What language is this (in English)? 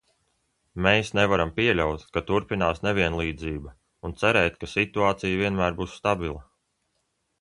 Latvian